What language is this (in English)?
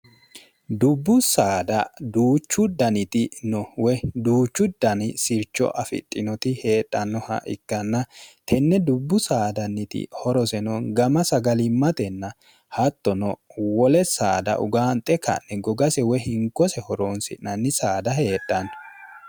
Sidamo